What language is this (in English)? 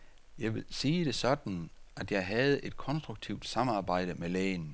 Danish